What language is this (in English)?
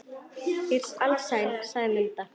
Icelandic